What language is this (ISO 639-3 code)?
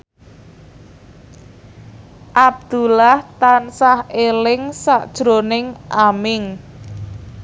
jav